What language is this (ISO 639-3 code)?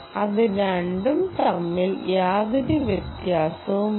mal